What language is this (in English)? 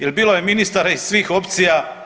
Croatian